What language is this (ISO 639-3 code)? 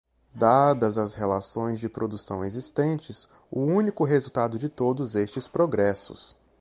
por